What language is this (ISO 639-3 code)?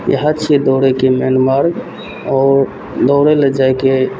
mai